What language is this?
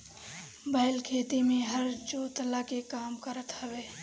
Bhojpuri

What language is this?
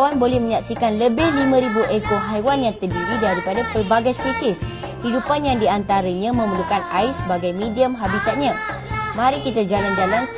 Malay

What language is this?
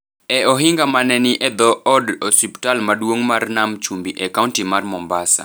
Luo (Kenya and Tanzania)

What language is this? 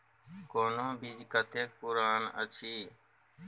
Maithili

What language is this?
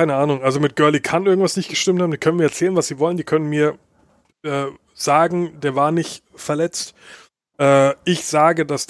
German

